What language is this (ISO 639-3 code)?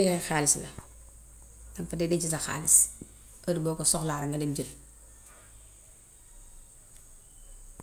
wof